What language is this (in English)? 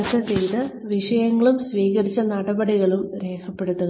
Malayalam